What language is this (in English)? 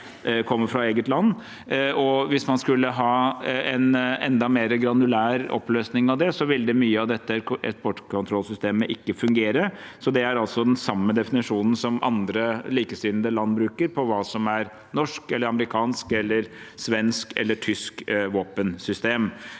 Norwegian